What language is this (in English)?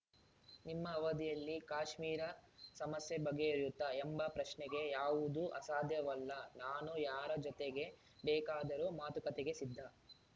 Kannada